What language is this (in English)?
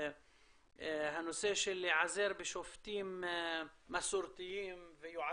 Hebrew